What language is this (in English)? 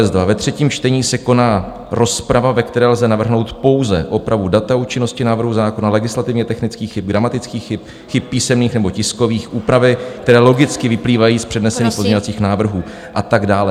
Czech